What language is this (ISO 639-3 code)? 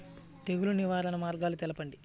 tel